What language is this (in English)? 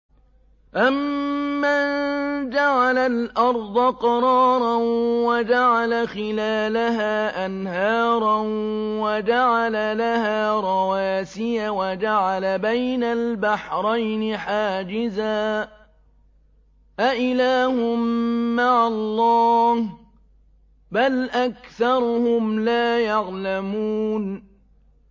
Arabic